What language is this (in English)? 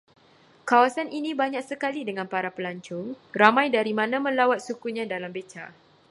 Malay